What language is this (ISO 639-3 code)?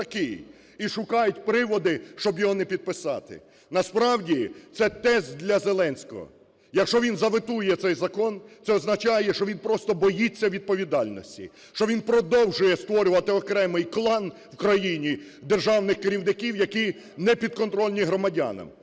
ukr